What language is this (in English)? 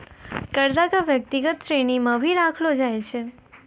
Maithili